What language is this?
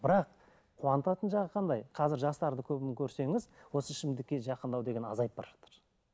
Kazakh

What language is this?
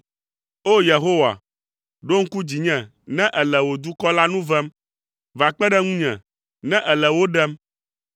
Ewe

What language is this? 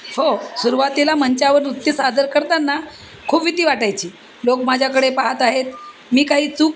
Marathi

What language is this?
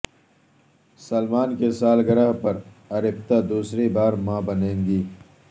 Urdu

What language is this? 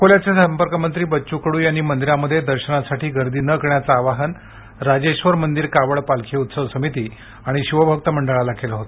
Marathi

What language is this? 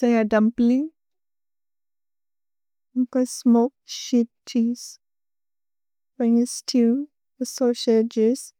Bodo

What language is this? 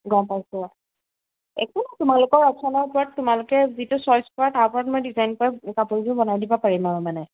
Assamese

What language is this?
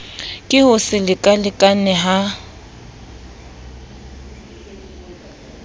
Southern Sotho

